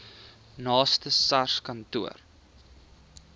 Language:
Afrikaans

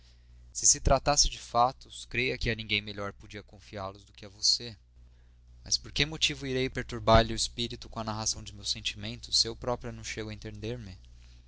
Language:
Portuguese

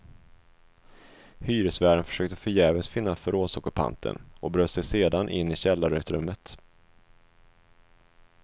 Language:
Swedish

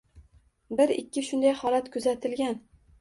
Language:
Uzbek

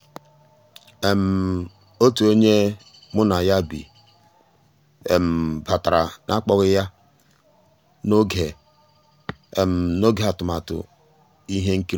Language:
Igbo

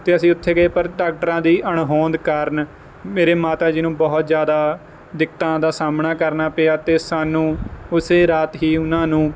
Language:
Punjabi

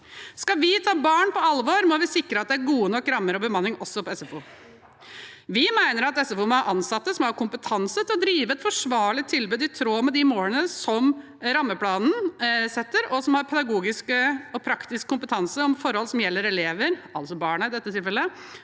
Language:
Norwegian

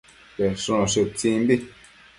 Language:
Matsés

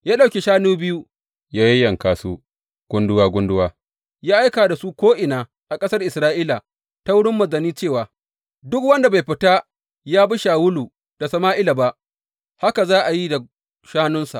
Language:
Hausa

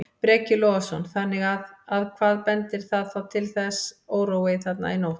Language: Icelandic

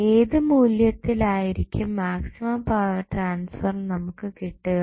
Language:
Malayalam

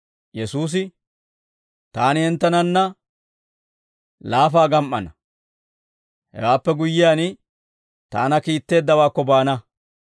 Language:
Dawro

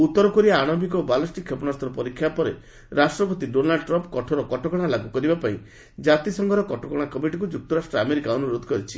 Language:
Odia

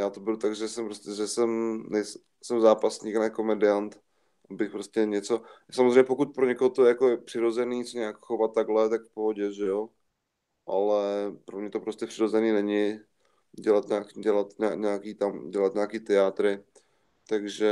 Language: Czech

